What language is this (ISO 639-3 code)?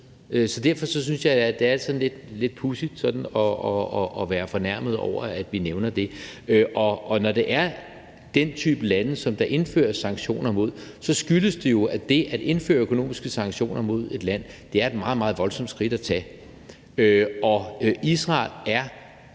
dan